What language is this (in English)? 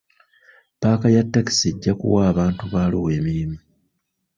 Ganda